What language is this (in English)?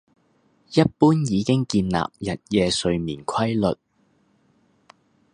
Cantonese